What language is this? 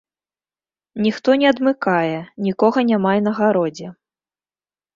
Belarusian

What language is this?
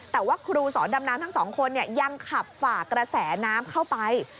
Thai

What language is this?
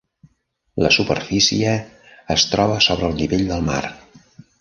Catalan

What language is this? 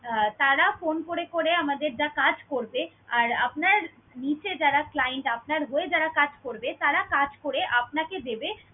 Bangla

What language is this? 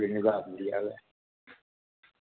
Dogri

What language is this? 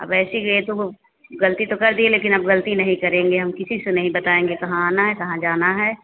Hindi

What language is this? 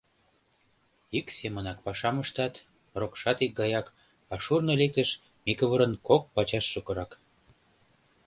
Mari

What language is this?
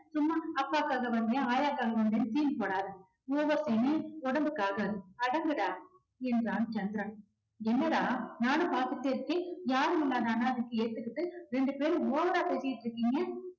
Tamil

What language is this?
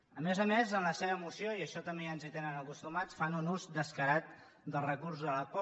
Catalan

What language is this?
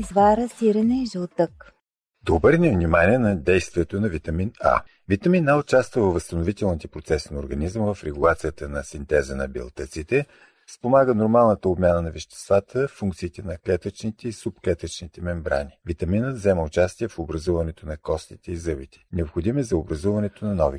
Bulgarian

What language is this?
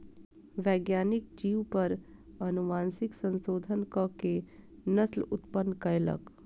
Maithili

